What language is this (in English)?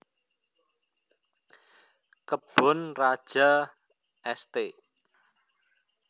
Javanese